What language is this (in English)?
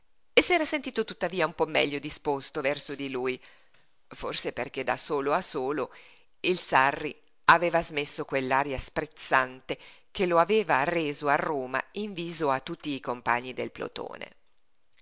Italian